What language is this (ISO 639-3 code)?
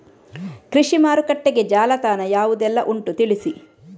kan